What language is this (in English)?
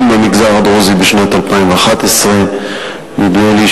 Hebrew